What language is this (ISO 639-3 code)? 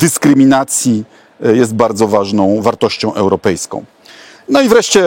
pol